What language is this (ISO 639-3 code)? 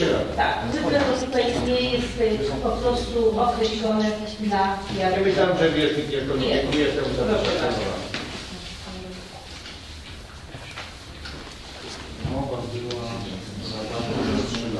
pol